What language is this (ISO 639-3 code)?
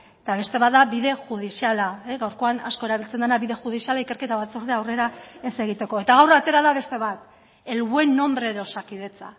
eus